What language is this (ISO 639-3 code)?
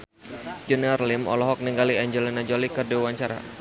sun